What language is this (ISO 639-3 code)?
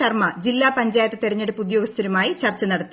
mal